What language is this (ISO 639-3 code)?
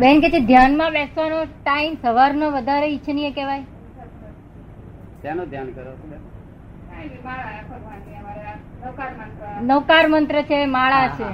guj